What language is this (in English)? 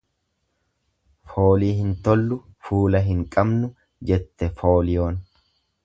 Oromo